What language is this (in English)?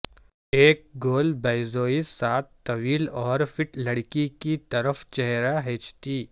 Urdu